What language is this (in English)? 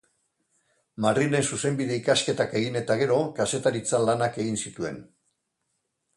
Basque